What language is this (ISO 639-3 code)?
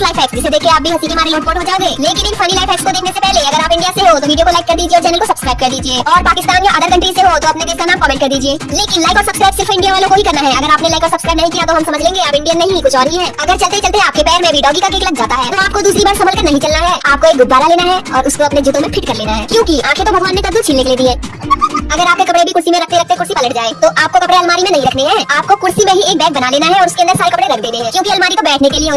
hin